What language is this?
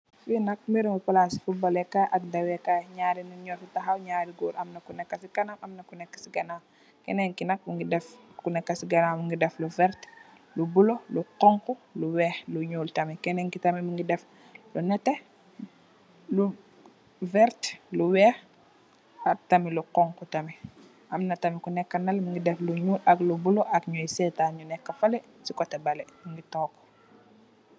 Wolof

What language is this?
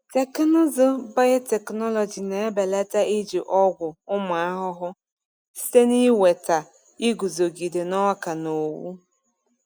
Igbo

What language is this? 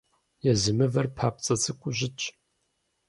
Kabardian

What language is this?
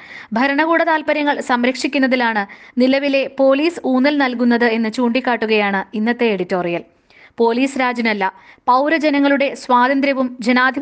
Malayalam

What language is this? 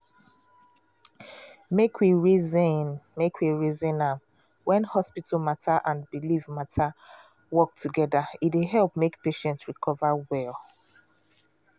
Nigerian Pidgin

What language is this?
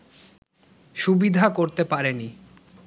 Bangla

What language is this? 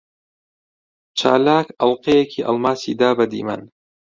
Central Kurdish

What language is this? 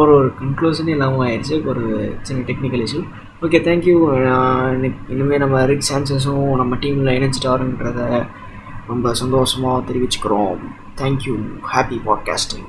Tamil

